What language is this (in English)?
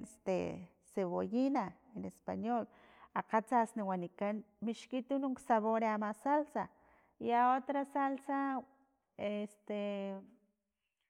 Filomena Mata-Coahuitlán Totonac